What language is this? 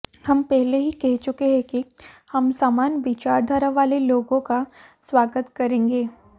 Hindi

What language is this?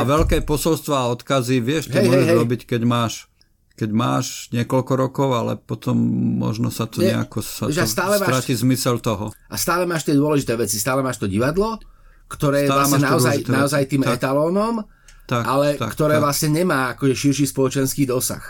Slovak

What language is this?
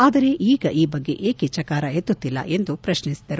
Kannada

